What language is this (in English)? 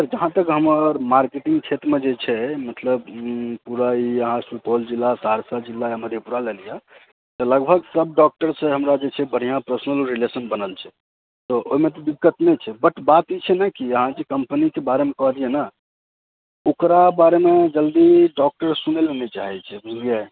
Maithili